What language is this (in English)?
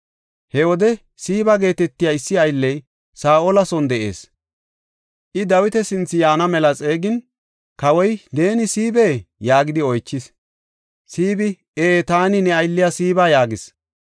Gofa